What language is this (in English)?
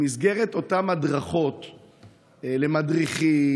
Hebrew